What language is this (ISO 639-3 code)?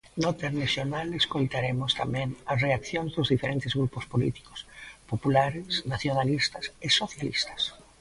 glg